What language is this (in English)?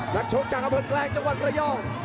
Thai